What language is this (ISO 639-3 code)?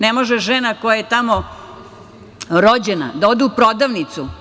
srp